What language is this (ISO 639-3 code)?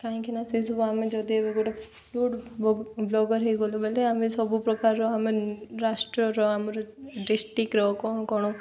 ori